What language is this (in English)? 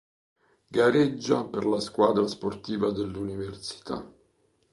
Italian